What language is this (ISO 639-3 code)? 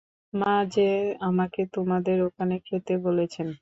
ben